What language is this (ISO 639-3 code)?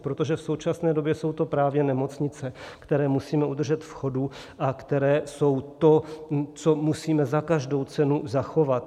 ces